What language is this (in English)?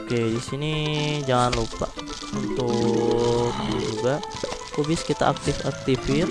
Indonesian